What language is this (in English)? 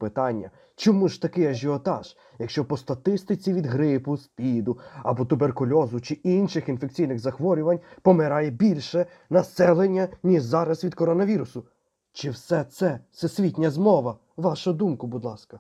Ukrainian